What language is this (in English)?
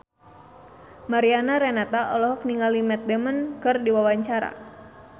Sundanese